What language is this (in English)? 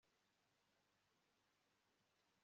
Kinyarwanda